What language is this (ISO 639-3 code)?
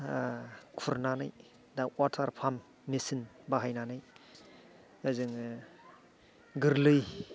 brx